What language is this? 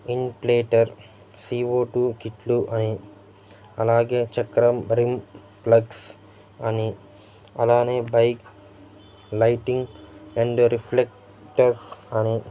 Telugu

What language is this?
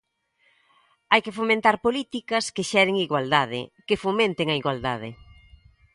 Galician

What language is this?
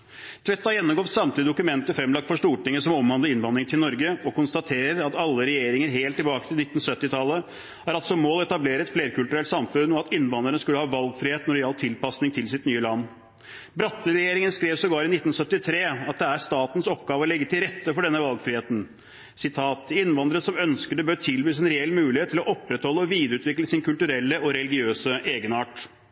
Norwegian Bokmål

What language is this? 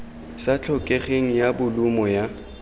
Tswana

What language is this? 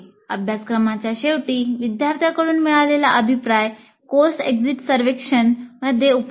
Marathi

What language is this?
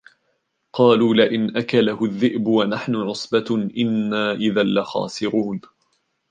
Arabic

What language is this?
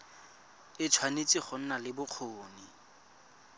Tswana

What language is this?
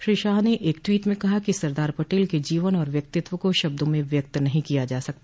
Hindi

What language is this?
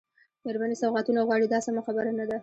Pashto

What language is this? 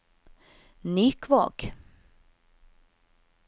Norwegian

